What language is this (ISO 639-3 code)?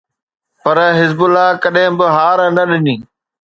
snd